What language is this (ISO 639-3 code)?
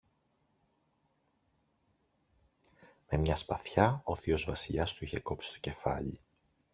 ell